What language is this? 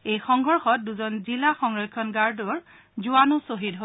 Assamese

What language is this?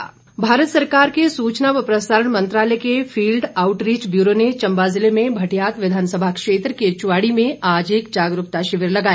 Hindi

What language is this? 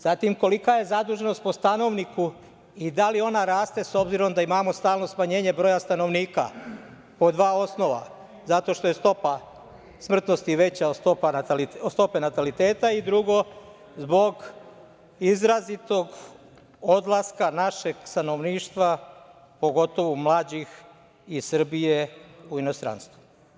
Serbian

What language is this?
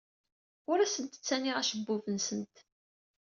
Kabyle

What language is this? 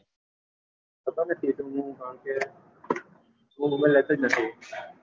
Gujarati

